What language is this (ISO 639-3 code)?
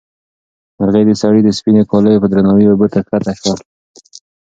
pus